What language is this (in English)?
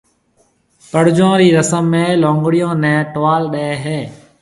Marwari (Pakistan)